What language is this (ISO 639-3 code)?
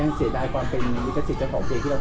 tha